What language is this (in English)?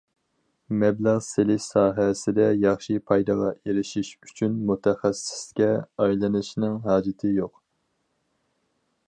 Uyghur